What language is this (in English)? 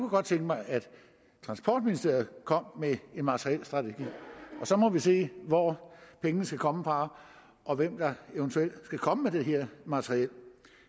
Danish